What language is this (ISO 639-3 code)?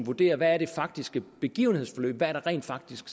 dan